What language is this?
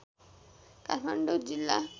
Nepali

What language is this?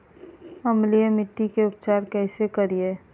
Magahi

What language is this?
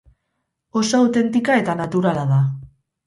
Basque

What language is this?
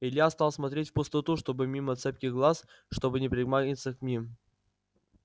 Russian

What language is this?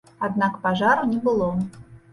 Belarusian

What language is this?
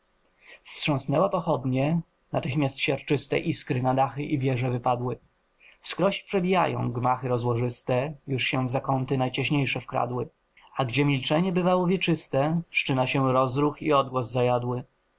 Polish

